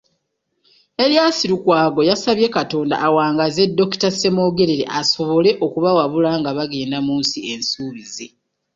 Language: Ganda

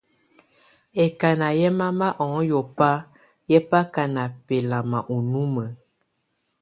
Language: Tunen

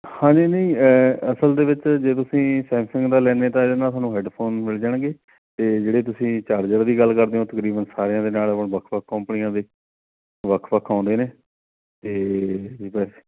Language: Punjabi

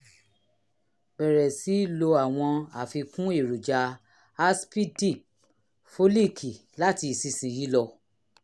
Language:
Yoruba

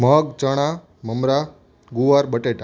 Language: Gujarati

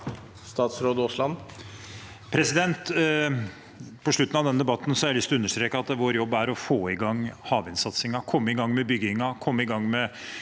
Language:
Norwegian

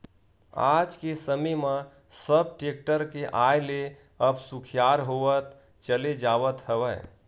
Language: Chhattisgarhi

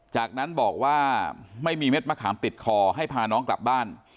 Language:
Thai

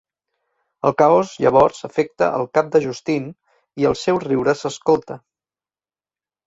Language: Catalan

